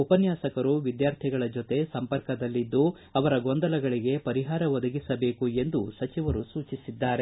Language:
Kannada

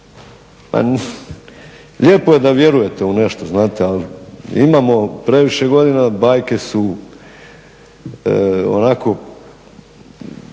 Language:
Croatian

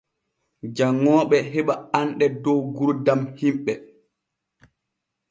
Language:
Borgu Fulfulde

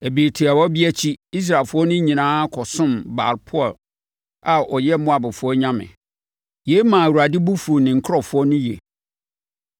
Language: Akan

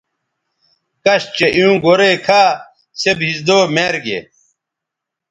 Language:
Bateri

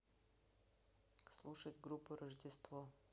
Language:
Russian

